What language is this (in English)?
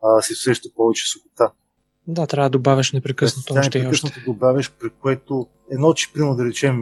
Bulgarian